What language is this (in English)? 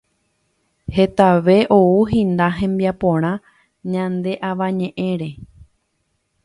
Guarani